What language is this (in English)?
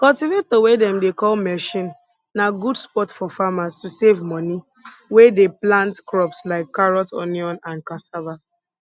Nigerian Pidgin